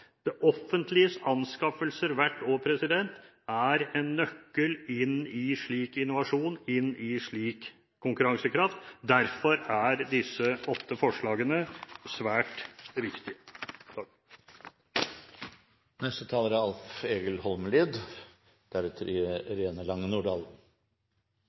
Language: Norwegian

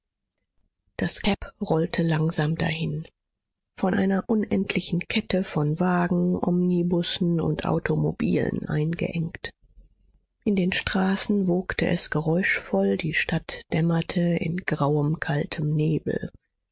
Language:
German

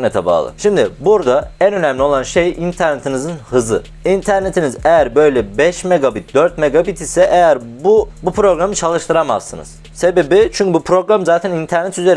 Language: Turkish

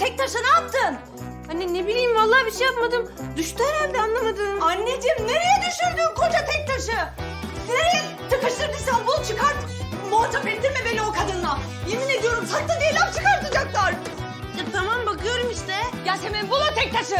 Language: Turkish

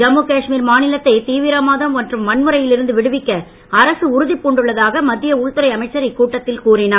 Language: Tamil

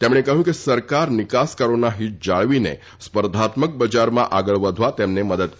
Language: Gujarati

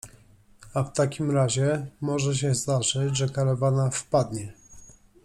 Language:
Polish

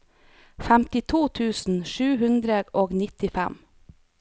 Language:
Norwegian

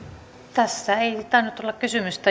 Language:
Finnish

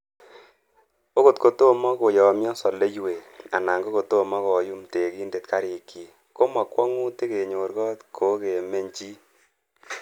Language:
Kalenjin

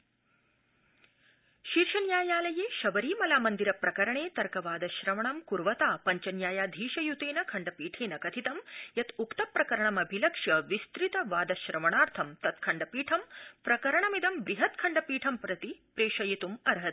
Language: Sanskrit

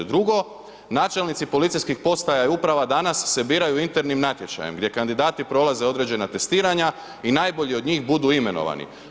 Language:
Croatian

